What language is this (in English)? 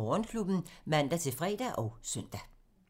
Danish